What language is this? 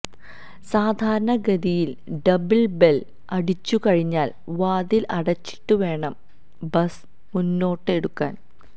Malayalam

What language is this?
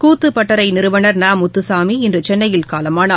Tamil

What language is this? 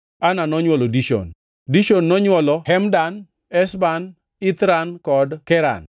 Luo (Kenya and Tanzania)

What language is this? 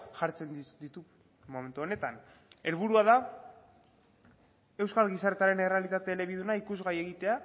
Basque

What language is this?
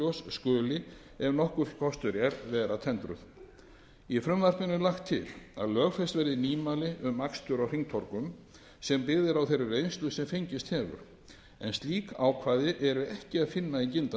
Icelandic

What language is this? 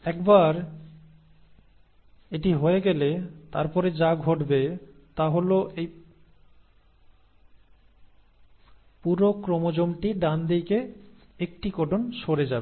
Bangla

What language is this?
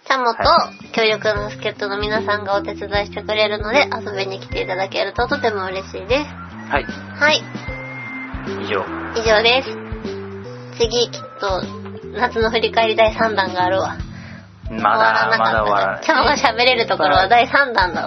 Japanese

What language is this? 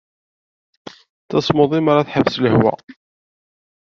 Kabyle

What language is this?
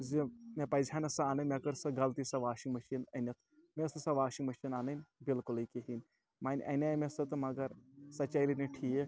Kashmiri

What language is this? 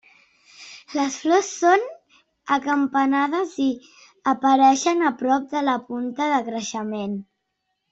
Catalan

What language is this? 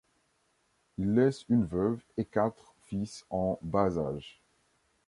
French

